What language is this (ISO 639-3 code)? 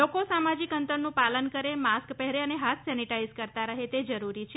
guj